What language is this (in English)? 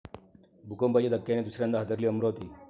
Marathi